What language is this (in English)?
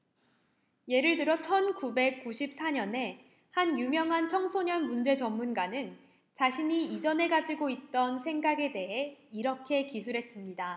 Korean